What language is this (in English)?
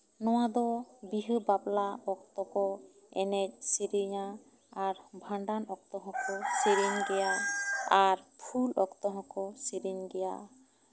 Santali